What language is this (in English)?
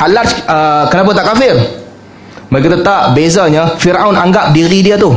Malay